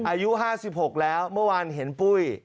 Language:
Thai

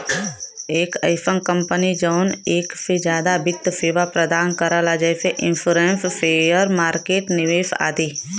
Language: Bhojpuri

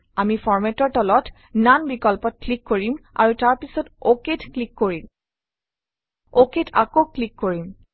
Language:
Assamese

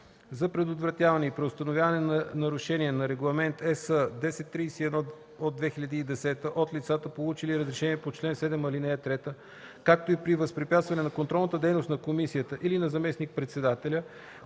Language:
Bulgarian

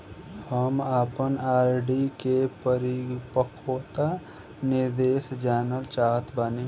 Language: Bhojpuri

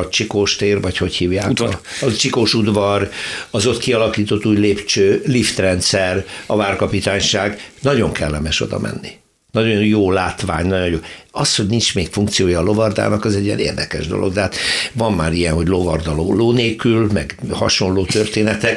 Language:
Hungarian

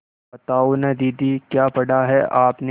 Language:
Hindi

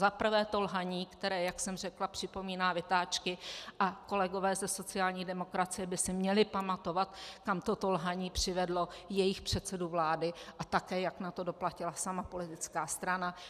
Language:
Czech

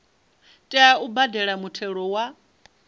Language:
Venda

